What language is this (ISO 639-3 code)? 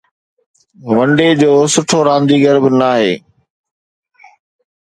snd